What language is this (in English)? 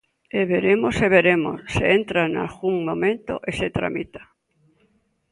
Galician